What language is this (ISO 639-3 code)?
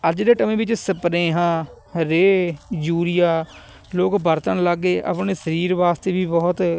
pan